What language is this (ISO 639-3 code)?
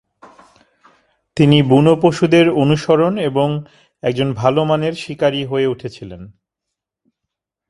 ben